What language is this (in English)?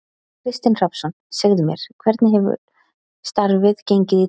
Icelandic